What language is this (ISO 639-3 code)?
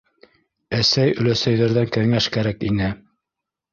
bak